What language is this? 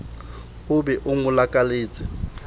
Southern Sotho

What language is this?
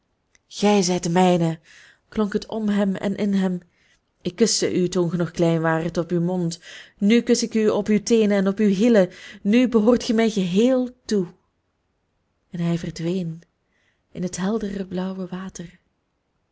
Dutch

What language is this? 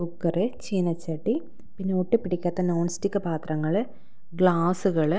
Malayalam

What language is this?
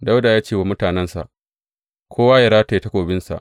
Hausa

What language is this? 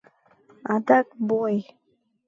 Mari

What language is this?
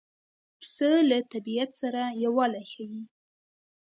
Pashto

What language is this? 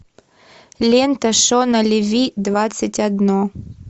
Russian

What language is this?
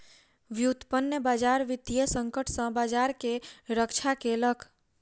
Maithili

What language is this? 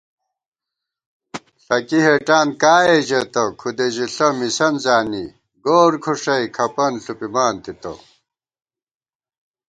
Gawar-Bati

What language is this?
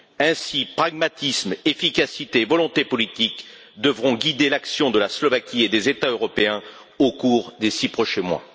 French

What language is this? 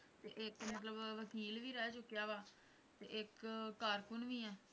Punjabi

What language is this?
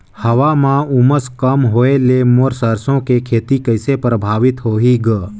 Chhattisgarhi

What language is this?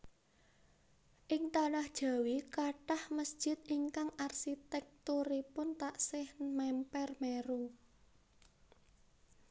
Javanese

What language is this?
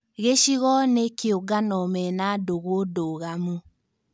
Kikuyu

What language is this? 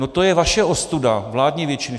Czech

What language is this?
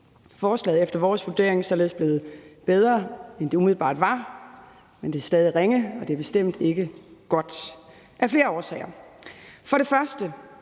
Danish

